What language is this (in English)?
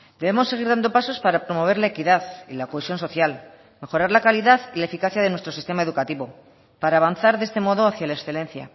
Spanish